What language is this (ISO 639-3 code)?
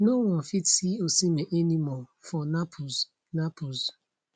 pcm